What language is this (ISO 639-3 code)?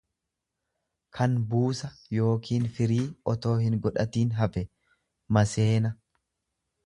orm